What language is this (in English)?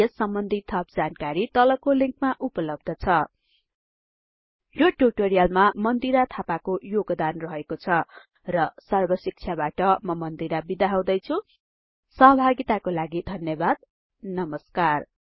Nepali